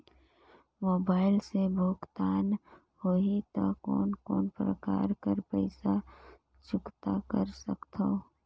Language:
Chhattisgarhi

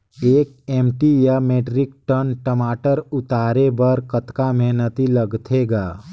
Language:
Chhattisgarhi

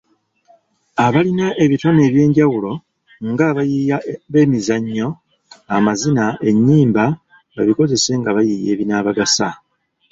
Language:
Ganda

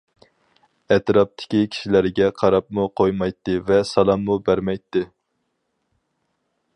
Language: Uyghur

